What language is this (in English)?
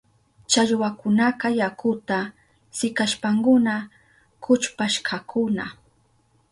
Southern Pastaza Quechua